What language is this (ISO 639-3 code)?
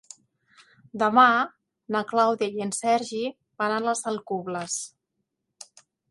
cat